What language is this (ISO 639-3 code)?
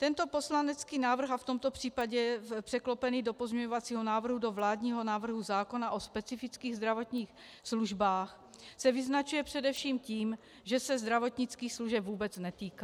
ces